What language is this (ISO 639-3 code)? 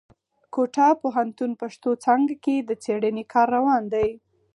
pus